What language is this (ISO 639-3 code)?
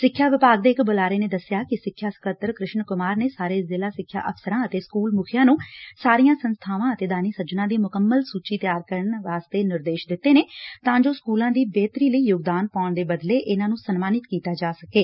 pan